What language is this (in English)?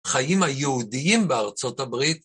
Hebrew